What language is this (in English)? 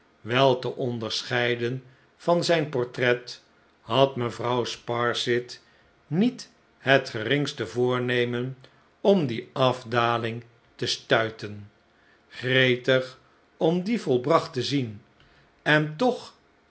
Dutch